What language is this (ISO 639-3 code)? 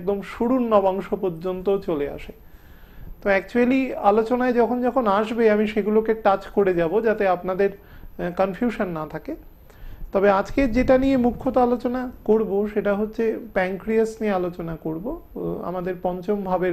hin